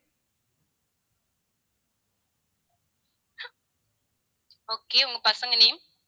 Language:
Tamil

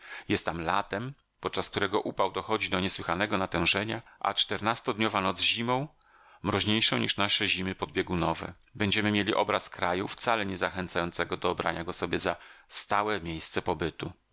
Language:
Polish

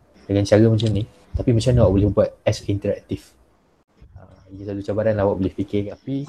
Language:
Malay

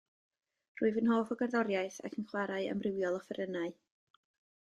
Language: Welsh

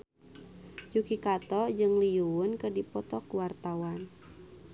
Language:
Sundanese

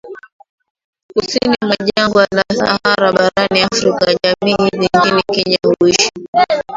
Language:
Swahili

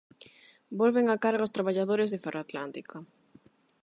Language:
Galician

